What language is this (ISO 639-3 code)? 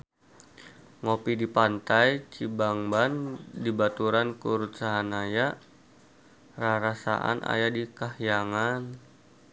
sun